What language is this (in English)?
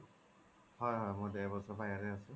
Assamese